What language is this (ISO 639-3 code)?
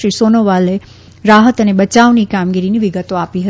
guj